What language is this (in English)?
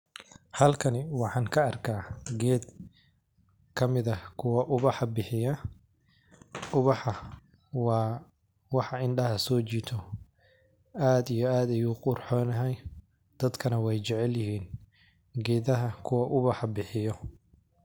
Somali